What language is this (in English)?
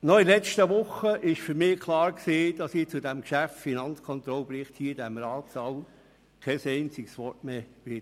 Swiss German